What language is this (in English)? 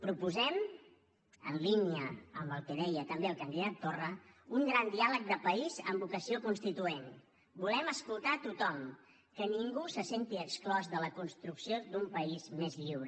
Catalan